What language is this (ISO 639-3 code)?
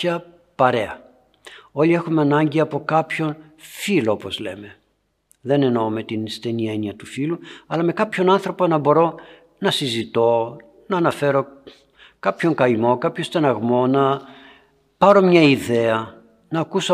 ell